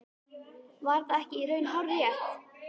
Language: Icelandic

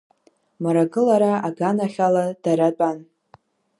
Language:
Abkhazian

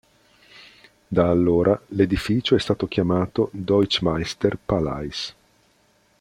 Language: Italian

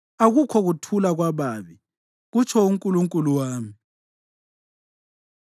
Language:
North Ndebele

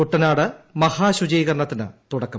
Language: Malayalam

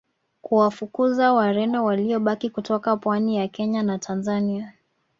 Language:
Swahili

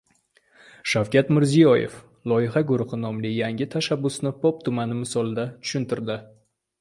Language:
Uzbek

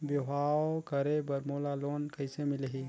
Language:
Chhattisgarhi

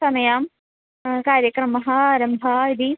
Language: Sanskrit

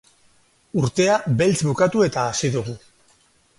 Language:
Basque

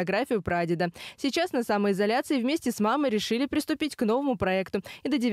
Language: Russian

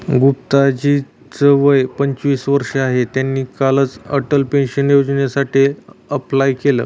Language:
Marathi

